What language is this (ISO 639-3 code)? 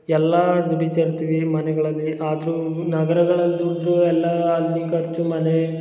kan